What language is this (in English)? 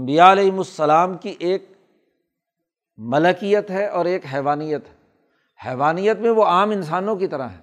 Urdu